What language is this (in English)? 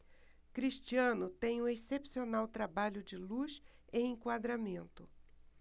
Portuguese